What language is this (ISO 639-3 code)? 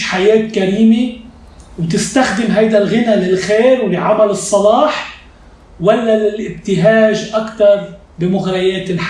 ara